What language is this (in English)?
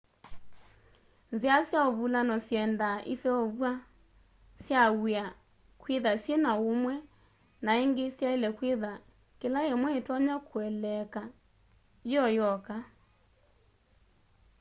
Kamba